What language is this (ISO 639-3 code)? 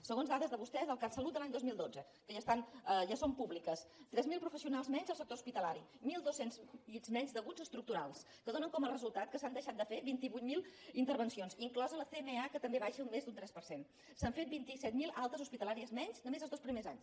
cat